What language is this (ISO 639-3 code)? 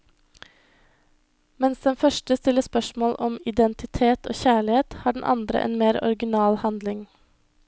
nor